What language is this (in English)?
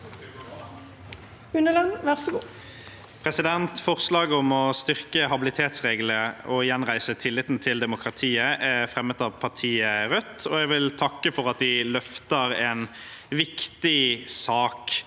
Norwegian